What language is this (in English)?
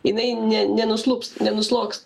Lithuanian